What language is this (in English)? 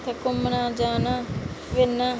Dogri